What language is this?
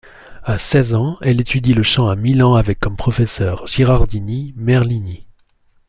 French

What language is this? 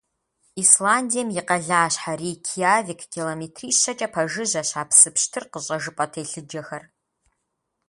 Kabardian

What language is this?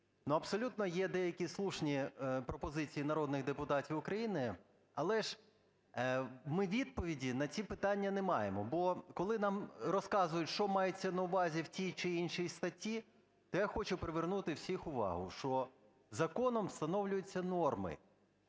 Ukrainian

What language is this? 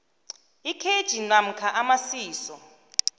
South Ndebele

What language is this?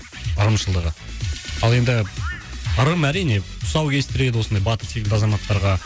Kazakh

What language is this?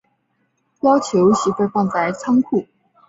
Chinese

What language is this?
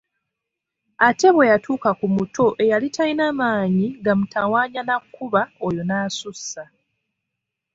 Ganda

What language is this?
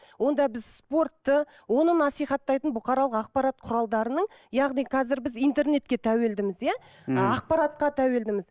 Kazakh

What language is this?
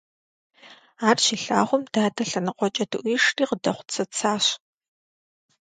Kabardian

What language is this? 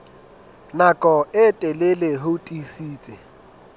Southern Sotho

